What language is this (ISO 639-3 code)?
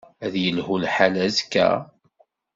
kab